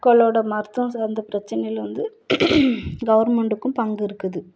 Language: Tamil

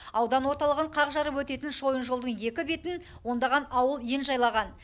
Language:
Kazakh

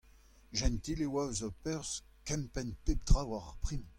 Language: Breton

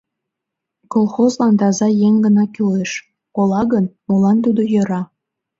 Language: Mari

